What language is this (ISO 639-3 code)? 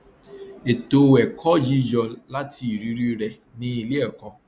yor